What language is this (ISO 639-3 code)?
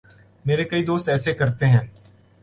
urd